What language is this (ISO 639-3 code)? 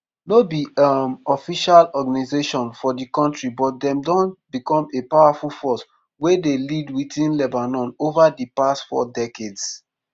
pcm